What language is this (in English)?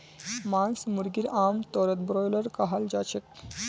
Magahi